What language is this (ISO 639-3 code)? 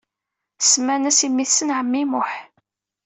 kab